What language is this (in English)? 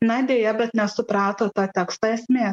Lithuanian